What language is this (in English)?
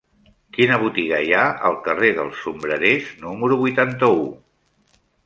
Catalan